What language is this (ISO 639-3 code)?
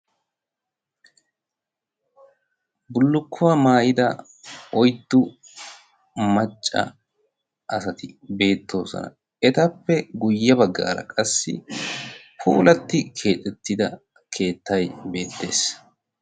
wal